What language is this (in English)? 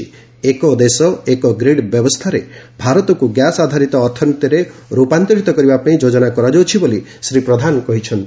Odia